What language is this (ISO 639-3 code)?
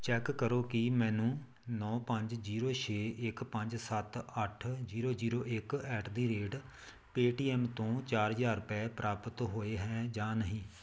pan